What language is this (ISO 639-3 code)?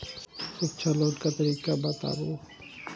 mai